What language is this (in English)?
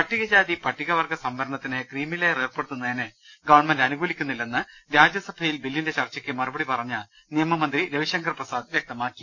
Malayalam